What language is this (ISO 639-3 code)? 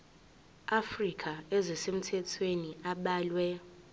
zul